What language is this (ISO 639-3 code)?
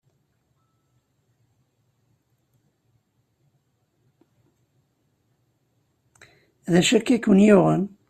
kab